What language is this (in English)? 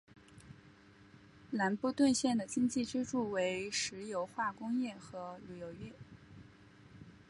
Chinese